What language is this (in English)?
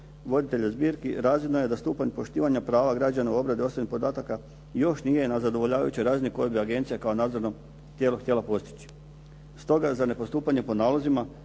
Croatian